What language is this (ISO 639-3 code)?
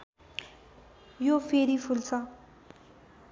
nep